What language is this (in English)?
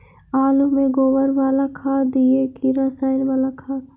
Magahi